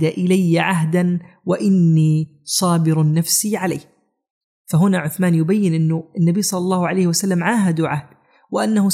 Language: Arabic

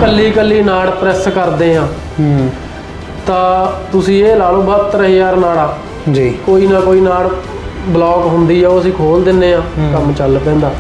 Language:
Punjabi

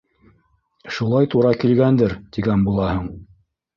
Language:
Bashkir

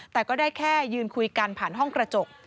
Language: Thai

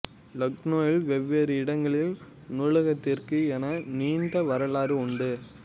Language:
Tamil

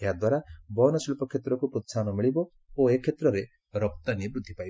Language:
Odia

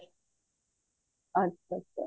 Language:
Punjabi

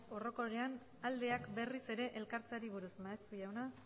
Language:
Basque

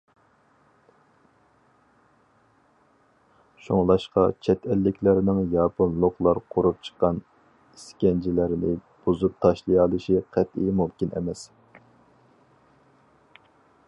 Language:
Uyghur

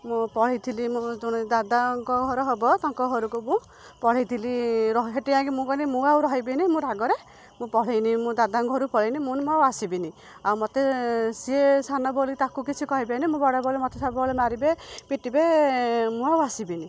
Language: Odia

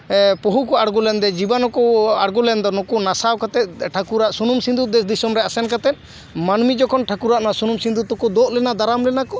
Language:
Santali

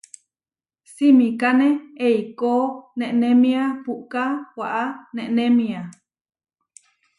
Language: Huarijio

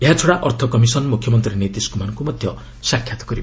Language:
Odia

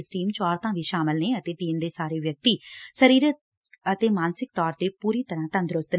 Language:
Punjabi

